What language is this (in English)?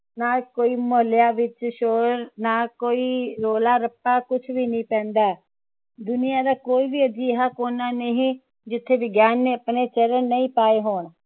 Punjabi